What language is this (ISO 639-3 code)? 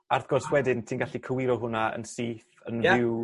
cym